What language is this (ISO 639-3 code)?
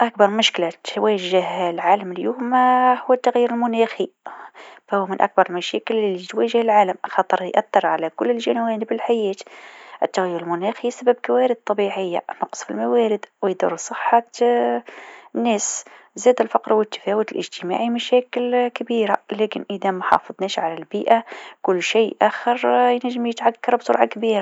aeb